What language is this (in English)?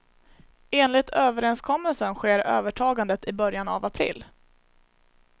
Swedish